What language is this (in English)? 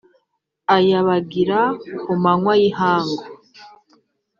Kinyarwanda